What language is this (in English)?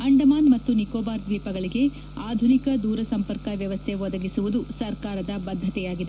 Kannada